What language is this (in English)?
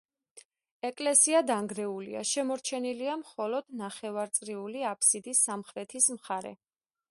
Georgian